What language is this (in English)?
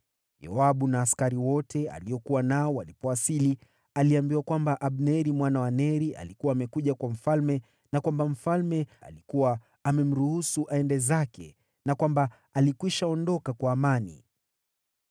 Swahili